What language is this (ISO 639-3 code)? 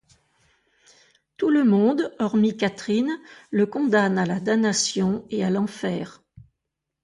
fra